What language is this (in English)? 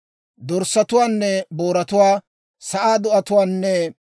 Dawro